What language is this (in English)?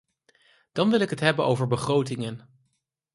Dutch